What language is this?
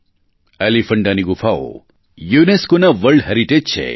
Gujarati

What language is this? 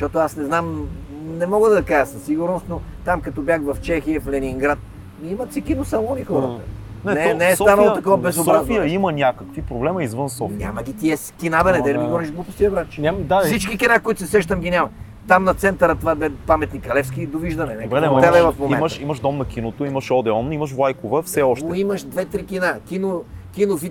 Bulgarian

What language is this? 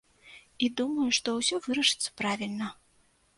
Belarusian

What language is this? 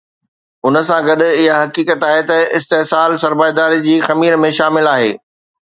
Sindhi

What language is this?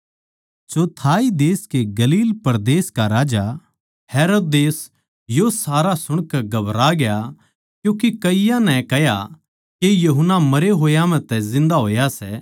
Haryanvi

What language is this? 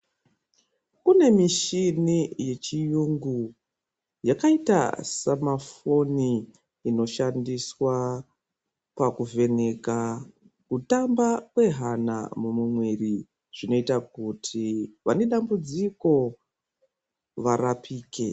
Ndau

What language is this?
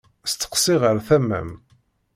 Kabyle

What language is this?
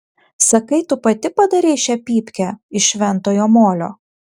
Lithuanian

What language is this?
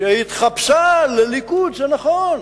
Hebrew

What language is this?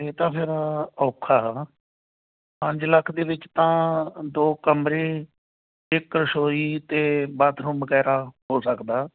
Punjabi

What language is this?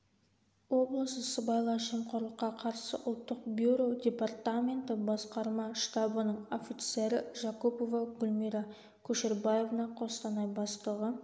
Kazakh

